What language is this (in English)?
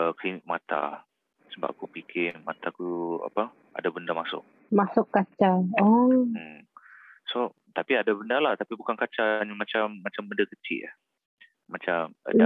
Malay